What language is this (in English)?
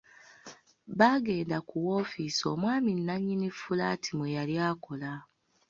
Ganda